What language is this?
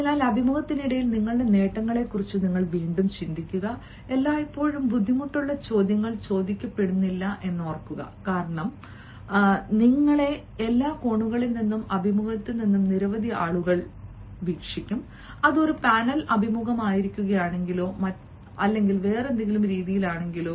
Malayalam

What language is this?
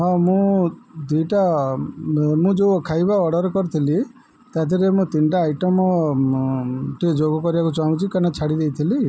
Odia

